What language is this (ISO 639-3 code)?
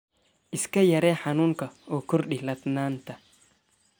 som